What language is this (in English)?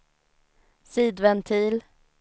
Swedish